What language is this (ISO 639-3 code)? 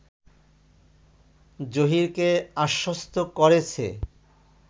ben